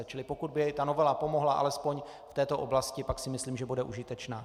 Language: Czech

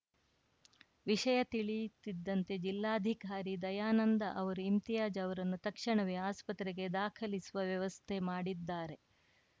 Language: Kannada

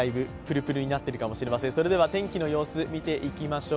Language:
Japanese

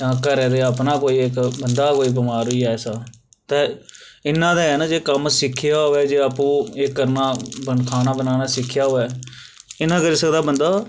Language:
Dogri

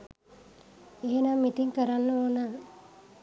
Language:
Sinhala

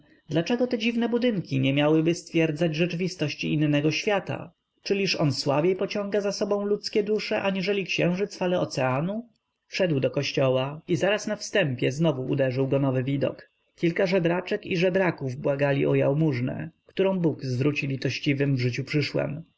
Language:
Polish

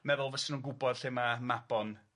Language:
Welsh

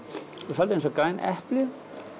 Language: Icelandic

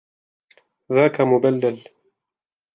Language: Arabic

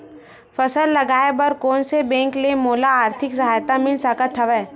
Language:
Chhattisgarhi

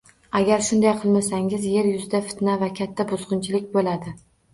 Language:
Uzbek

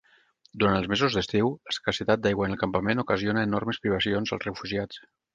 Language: Catalan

